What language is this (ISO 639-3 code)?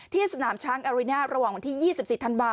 tha